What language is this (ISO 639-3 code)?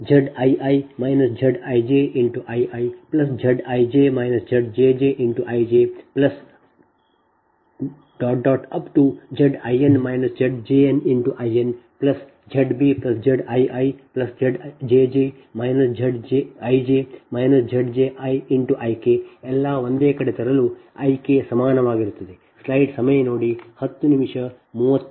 kan